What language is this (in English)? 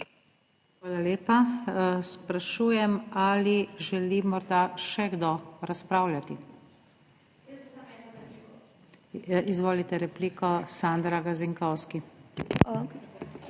Slovenian